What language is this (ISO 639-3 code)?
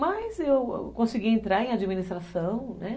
por